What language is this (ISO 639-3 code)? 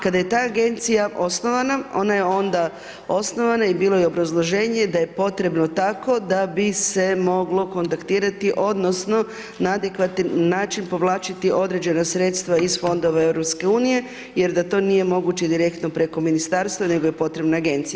hrv